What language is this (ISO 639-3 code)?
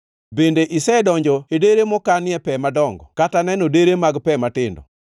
luo